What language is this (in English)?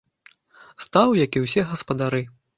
Belarusian